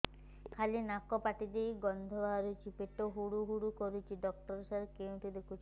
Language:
Odia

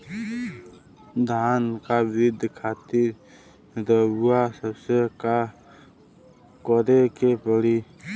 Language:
Bhojpuri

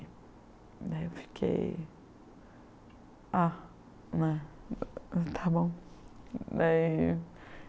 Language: Portuguese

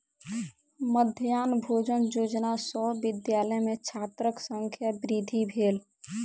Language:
Maithili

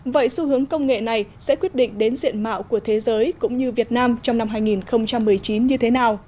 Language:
Vietnamese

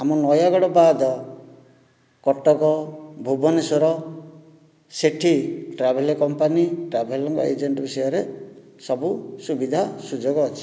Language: Odia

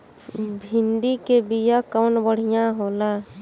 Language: Bhojpuri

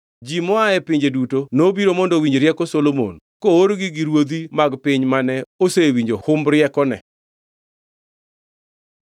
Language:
Luo (Kenya and Tanzania)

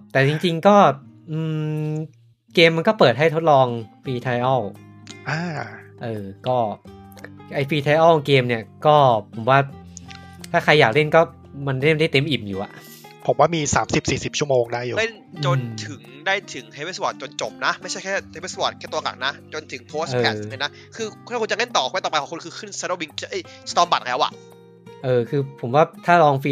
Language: Thai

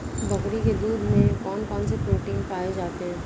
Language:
Hindi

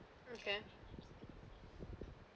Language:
English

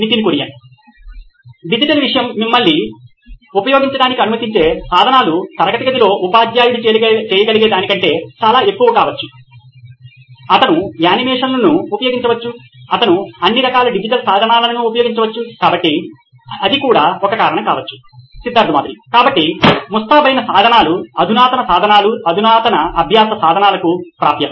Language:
Telugu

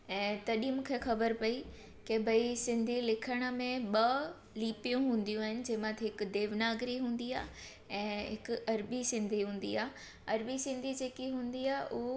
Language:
Sindhi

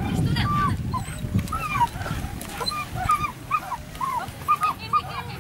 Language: Czech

